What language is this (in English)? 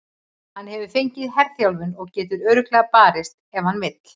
Icelandic